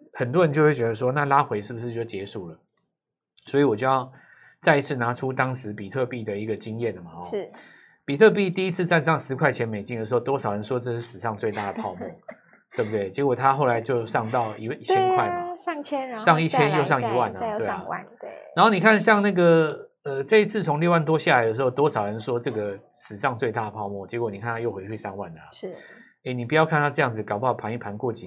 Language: Chinese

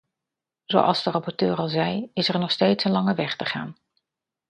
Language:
Dutch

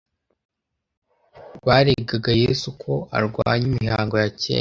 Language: Kinyarwanda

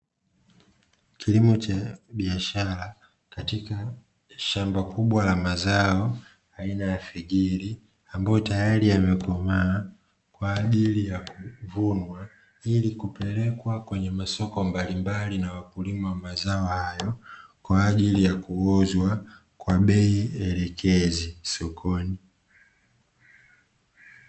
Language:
Swahili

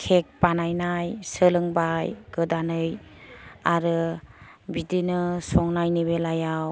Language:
Bodo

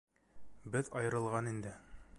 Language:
Bashkir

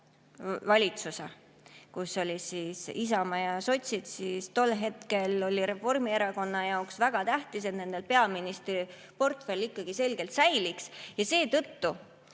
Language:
Estonian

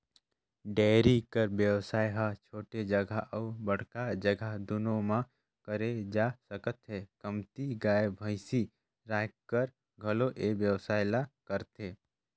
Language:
Chhattisgarhi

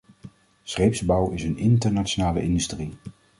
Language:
Dutch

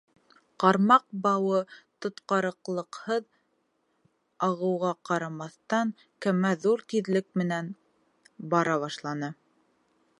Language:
Bashkir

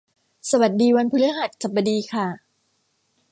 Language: Thai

